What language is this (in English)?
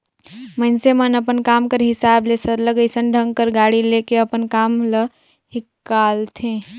Chhattisgarhi